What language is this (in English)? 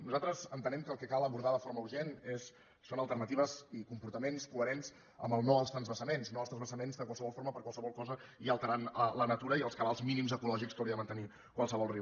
Catalan